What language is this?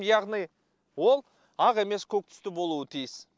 Kazakh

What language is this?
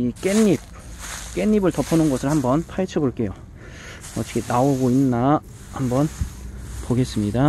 Korean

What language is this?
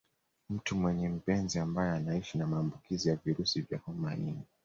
Swahili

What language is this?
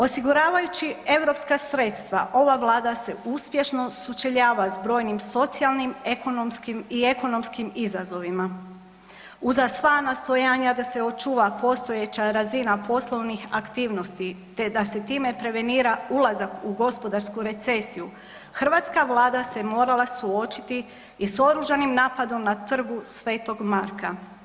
Croatian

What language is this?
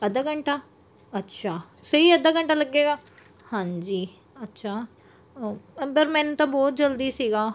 Punjabi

